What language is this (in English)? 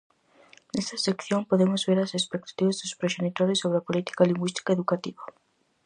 Galician